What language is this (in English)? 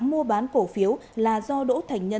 Vietnamese